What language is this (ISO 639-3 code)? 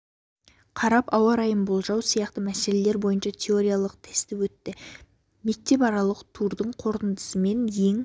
kaz